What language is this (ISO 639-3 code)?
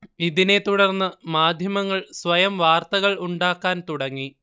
mal